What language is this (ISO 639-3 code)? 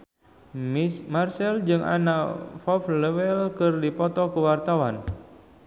sun